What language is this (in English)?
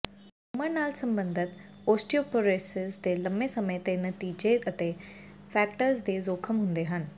Punjabi